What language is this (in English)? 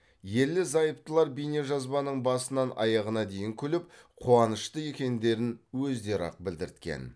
Kazakh